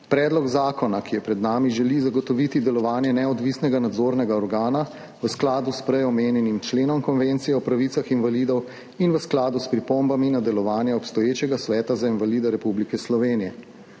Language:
Slovenian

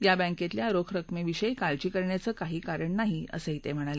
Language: Marathi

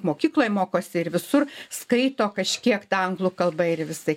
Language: Lithuanian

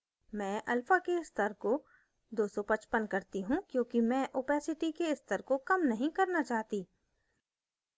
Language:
Hindi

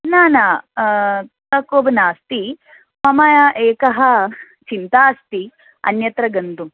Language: Sanskrit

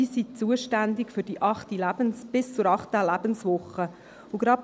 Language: Swiss German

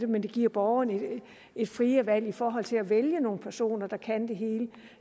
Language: Danish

